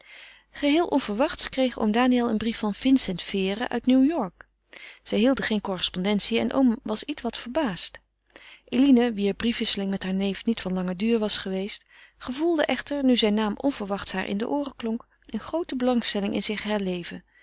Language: Dutch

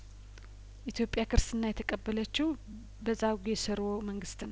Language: Amharic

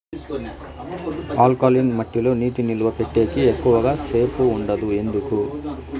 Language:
Telugu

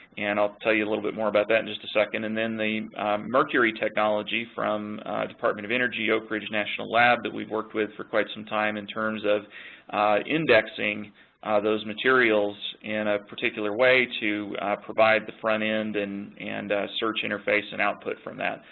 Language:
English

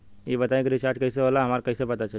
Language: Bhojpuri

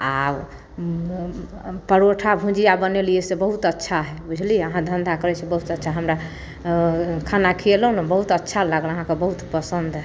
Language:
Maithili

